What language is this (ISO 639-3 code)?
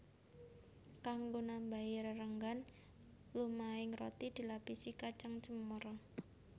jav